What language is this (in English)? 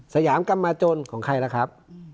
Thai